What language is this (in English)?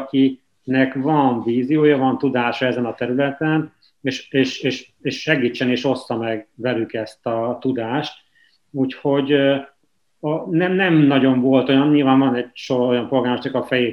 Hungarian